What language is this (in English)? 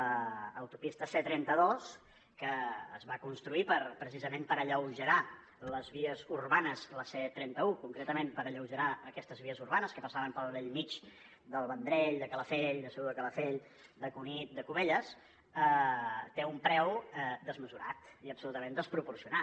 Catalan